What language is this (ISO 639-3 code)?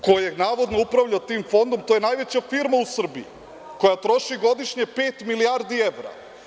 srp